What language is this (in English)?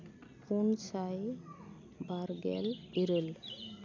Santali